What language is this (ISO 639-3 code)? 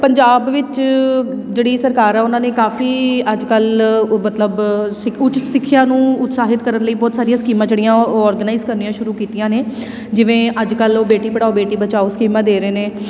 pan